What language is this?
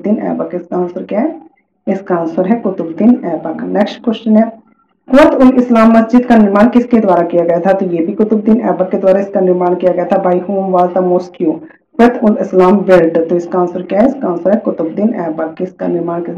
Hindi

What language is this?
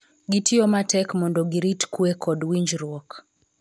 Luo (Kenya and Tanzania)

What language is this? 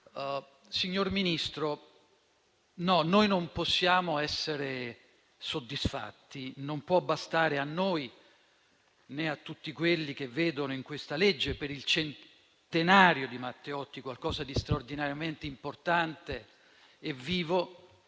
Italian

